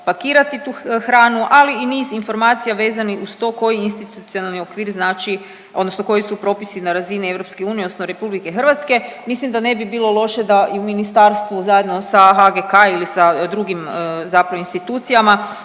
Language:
Croatian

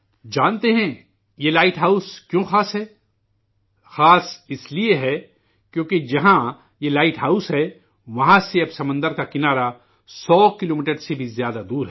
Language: Urdu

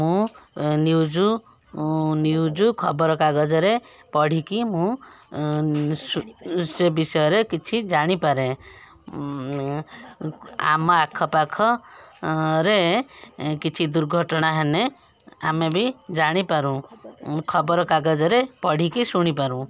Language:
Odia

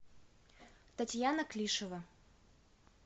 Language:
Russian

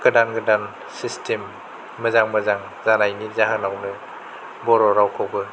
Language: Bodo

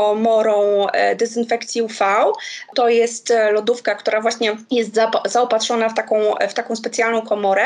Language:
Polish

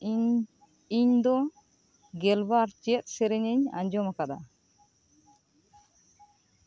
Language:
Santali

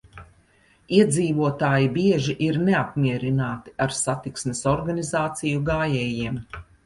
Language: Latvian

